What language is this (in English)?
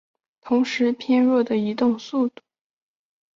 Chinese